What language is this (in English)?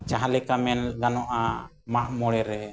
Santali